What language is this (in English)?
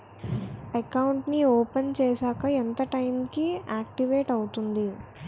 Telugu